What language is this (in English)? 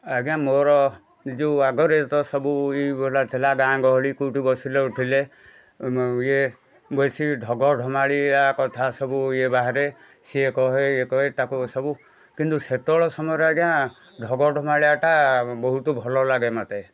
Odia